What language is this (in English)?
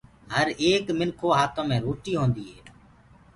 Gurgula